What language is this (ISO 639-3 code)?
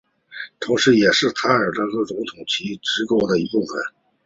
zho